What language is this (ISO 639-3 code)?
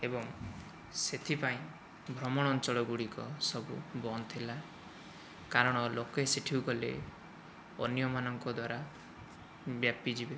ori